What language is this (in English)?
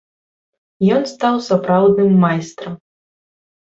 Belarusian